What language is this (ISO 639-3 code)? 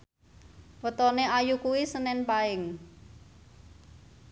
jav